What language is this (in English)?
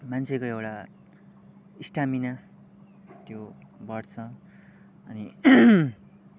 Nepali